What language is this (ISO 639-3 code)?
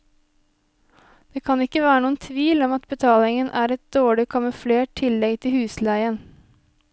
nor